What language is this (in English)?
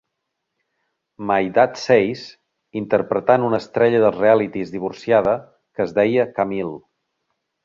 Catalan